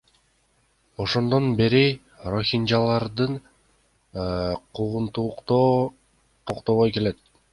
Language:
Kyrgyz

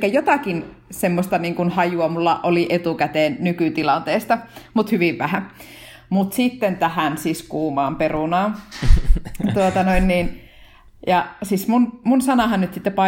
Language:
Finnish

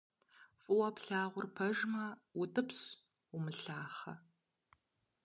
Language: Kabardian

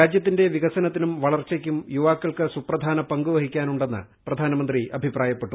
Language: Malayalam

